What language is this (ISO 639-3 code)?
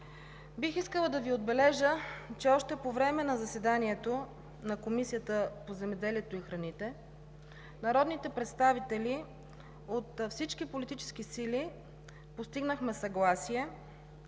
bul